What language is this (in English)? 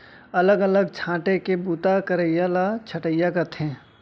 Chhattisgarhi